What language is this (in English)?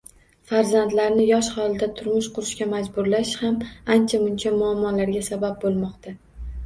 Uzbek